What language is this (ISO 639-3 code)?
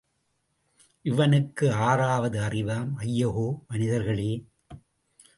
tam